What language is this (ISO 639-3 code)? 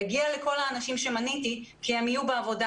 heb